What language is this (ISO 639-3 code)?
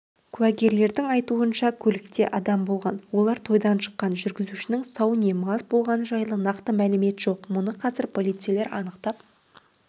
kaz